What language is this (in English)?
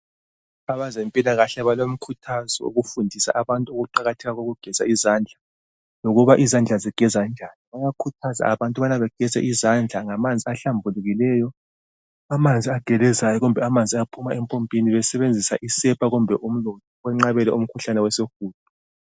North Ndebele